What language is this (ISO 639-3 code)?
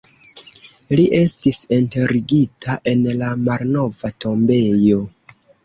epo